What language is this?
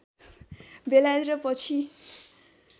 Nepali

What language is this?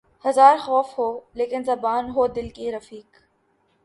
Urdu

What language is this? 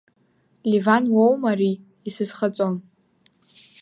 Abkhazian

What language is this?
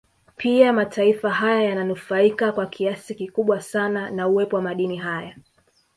Swahili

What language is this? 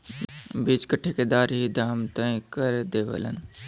Bhojpuri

